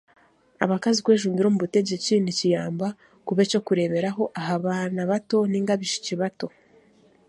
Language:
Chiga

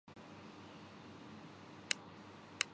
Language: Urdu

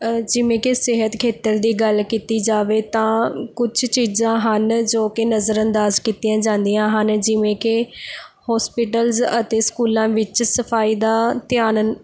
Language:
Punjabi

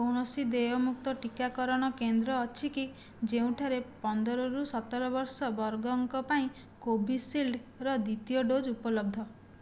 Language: Odia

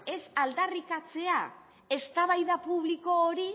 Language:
Basque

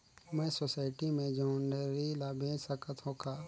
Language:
Chhattisgarhi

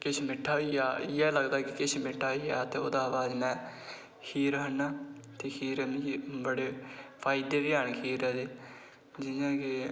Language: Dogri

